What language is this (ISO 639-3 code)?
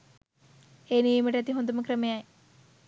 sin